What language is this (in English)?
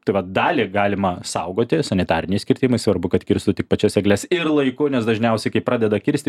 Lithuanian